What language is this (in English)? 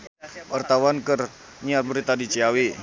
Sundanese